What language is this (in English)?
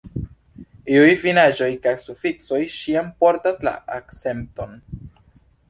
Esperanto